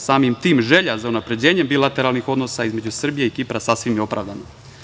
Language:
Serbian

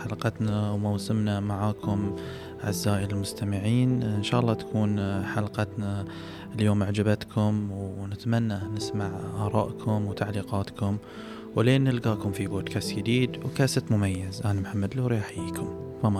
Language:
Arabic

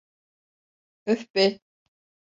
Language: Turkish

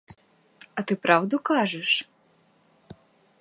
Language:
Ukrainian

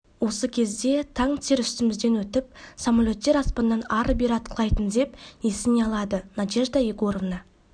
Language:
Kazakh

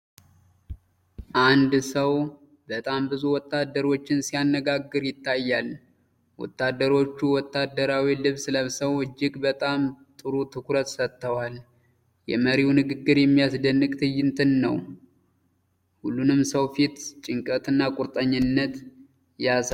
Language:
Amharic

